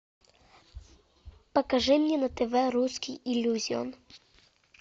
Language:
Russian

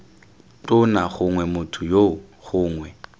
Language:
Tswana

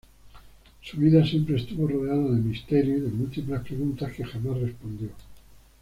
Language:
Spanish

